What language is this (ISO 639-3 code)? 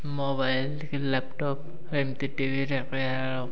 ori